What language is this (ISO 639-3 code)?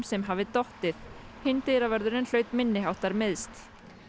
isl